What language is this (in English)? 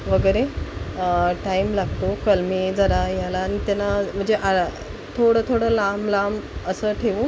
Marathi